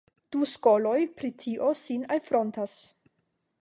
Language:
Esperanto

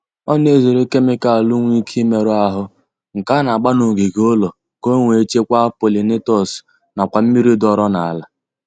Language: Igbo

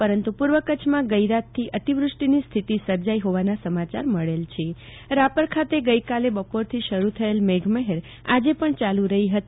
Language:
Gujarati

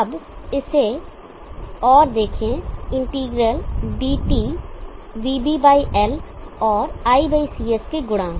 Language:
Hindi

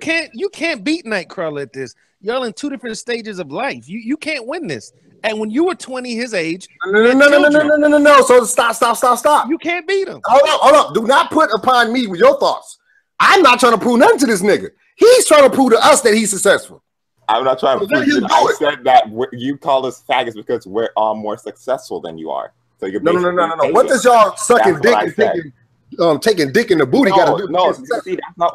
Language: English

